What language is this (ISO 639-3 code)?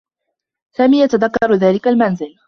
ara